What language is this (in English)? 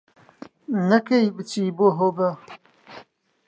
Central Kurdish